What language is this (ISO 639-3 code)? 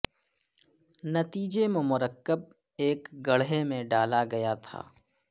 urd